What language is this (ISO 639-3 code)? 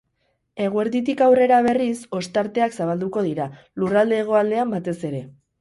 eus